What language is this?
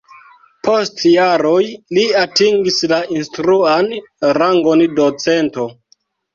Esperanto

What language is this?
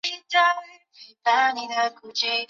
Chinese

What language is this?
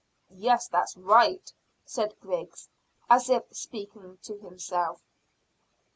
English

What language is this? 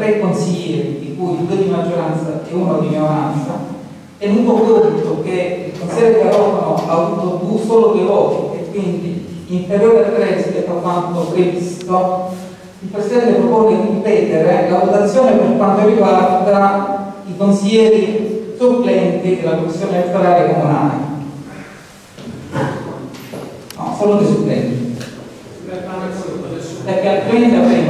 Italian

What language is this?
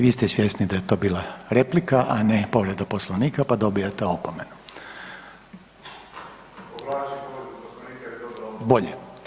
Croatian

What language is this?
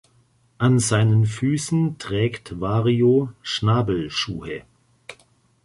German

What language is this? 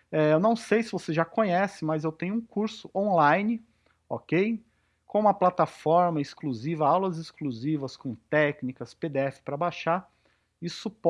Portuguese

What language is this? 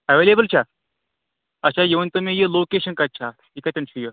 Kashmiri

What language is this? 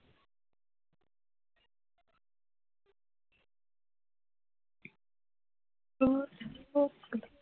Assamese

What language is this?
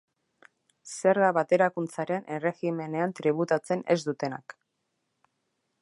Basque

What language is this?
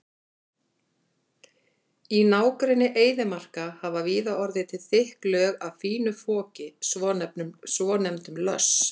Icelandic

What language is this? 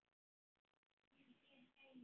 Icelandic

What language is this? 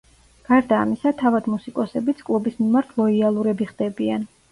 Georgian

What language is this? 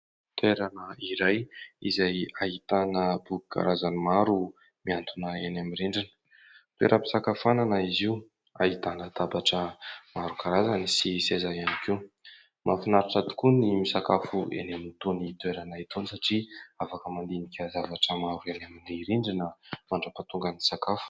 Malagasy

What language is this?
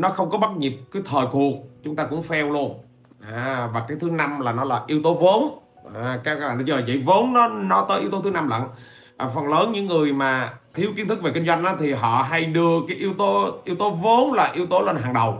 Vietnamese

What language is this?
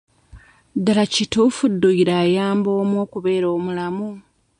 Ganda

